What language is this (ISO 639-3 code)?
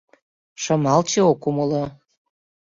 chm